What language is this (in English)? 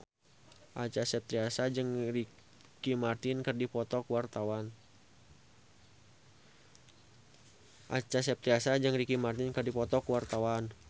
Sundanese